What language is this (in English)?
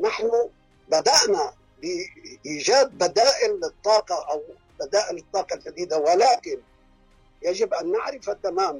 Arabic